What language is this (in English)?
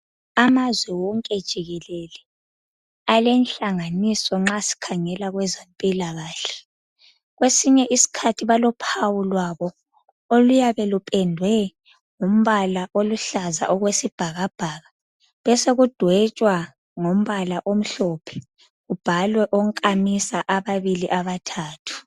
North Ndebele